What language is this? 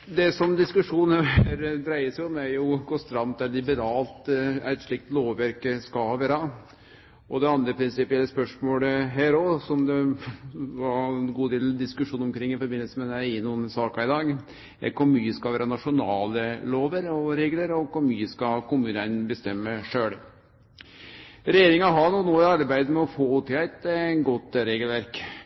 Norwegian Nynorsk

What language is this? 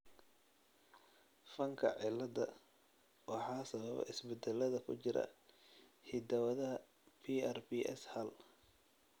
Somali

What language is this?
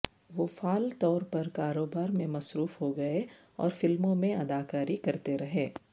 Urdu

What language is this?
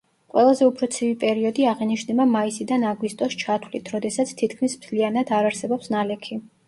Georgian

